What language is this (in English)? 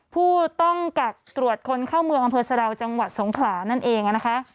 Thai